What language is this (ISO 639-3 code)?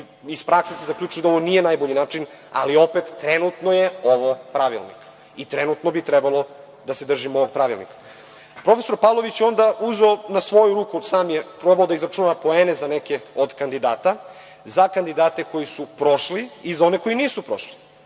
srp